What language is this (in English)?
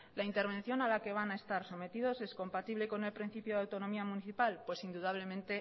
Spanish